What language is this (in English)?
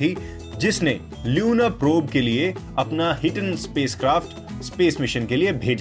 Hindi